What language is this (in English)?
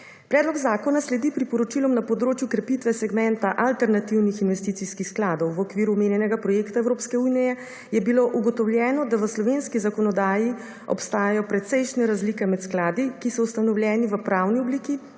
Slovenian